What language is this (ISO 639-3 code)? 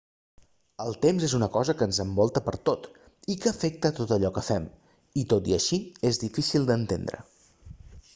cat